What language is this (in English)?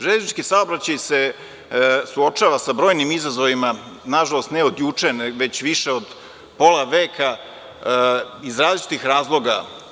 Serbian